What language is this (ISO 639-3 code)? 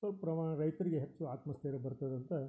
kan